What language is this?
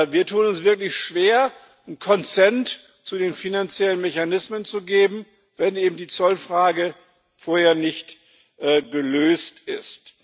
German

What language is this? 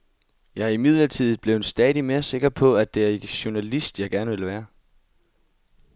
Danish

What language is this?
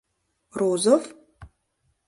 Mari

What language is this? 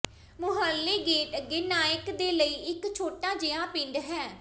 Punjabi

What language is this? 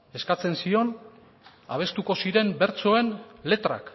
Basque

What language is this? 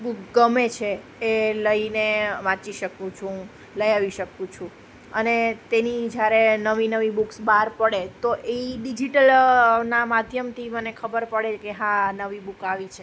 Gujarati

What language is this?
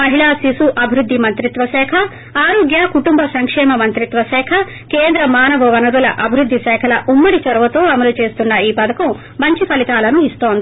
Telugu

